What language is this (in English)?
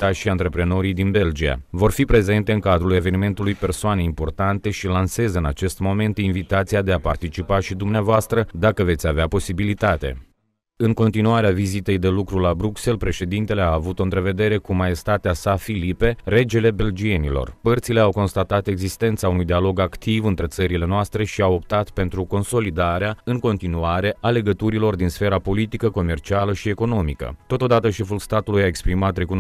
Romanian